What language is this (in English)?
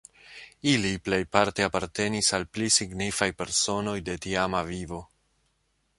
Esperanto